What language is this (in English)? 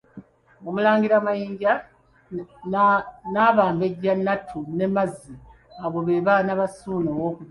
Ganda